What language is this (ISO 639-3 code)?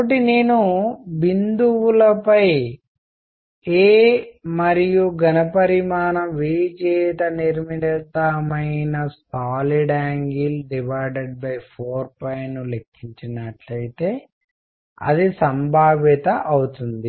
tel